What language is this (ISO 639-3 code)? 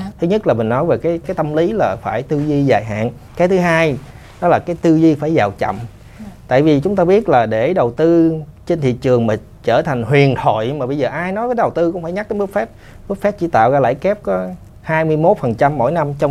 vie